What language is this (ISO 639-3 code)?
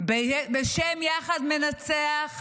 heb